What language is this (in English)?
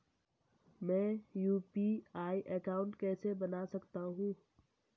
Hindi